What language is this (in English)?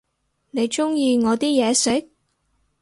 Cantonese